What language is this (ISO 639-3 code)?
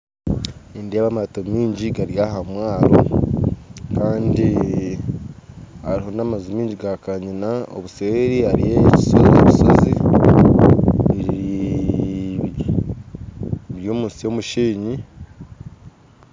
nyn